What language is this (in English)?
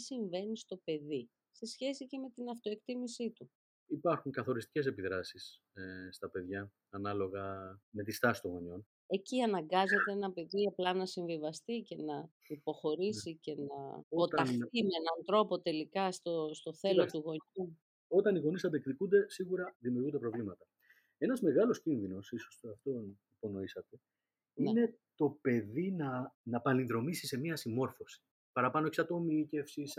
Greek